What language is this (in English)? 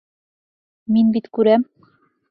Bashkir